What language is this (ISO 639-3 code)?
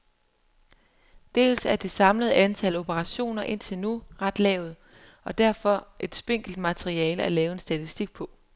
dan